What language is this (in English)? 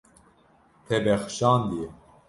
Kurdish